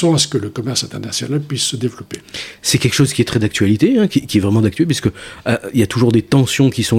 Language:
French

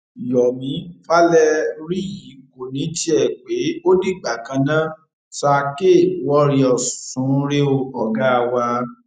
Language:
Yoruba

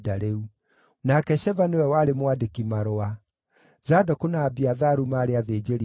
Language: Kikuyu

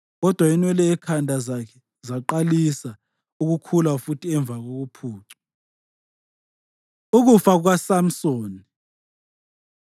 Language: North Ndebele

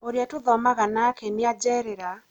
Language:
Kikuyu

